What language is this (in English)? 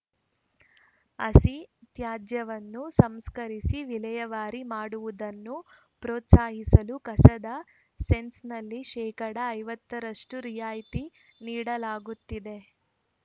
Kannada